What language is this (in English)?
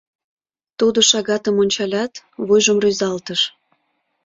Mari